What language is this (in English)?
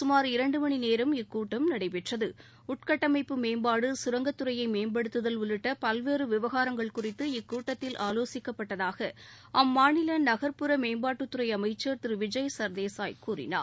Tamil